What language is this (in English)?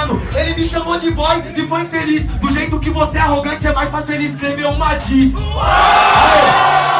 Portuguese